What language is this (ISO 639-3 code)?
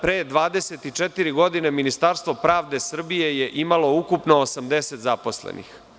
srp